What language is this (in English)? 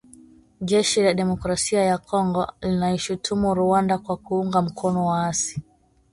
Swahili